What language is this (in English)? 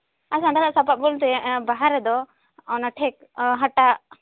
Santali